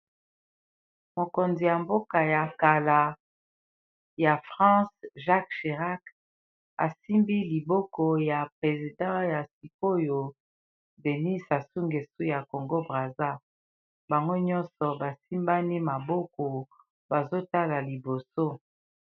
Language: Lingala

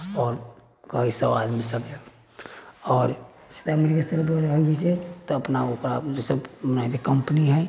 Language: Maithili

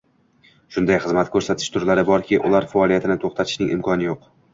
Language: Uzbek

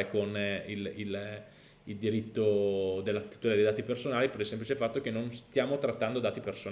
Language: Italian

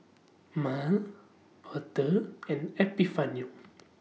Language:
English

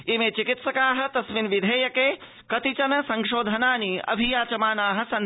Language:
Sanskrit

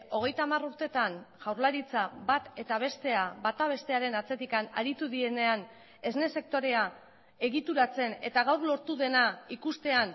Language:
Basque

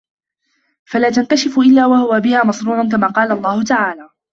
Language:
Arabic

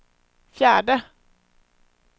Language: Swedish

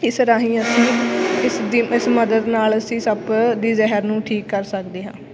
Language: Punjabi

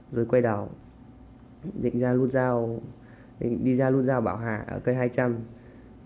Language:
Vietnamese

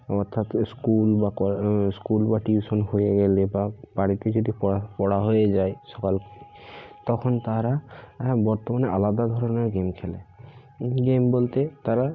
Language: Bangla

